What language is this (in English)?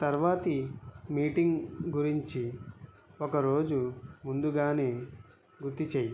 Telugu